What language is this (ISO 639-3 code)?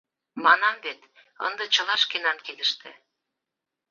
chm